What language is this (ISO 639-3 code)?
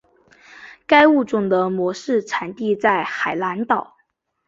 zho